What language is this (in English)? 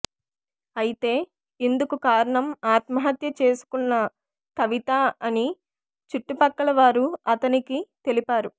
Telugu